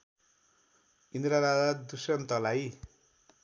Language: Nepali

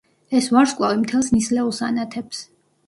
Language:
Georgian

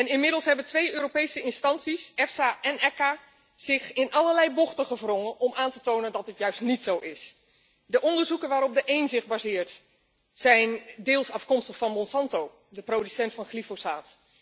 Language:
Dutch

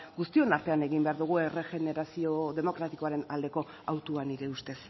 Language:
Basque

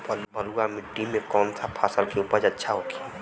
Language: Bhojpuri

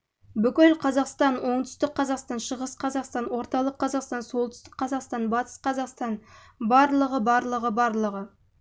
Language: Kazakh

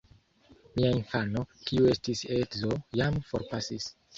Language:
Esperanto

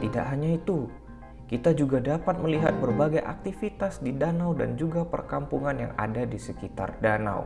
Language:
Indonesian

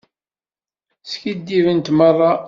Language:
Kabyle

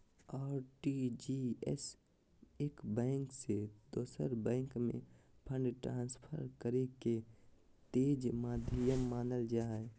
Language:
Magahi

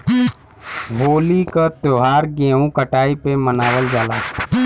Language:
Bhojpuri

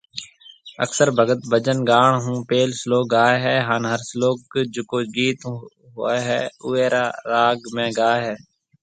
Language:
Marwari (Pakistan)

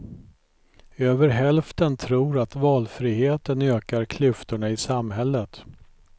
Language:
Swedish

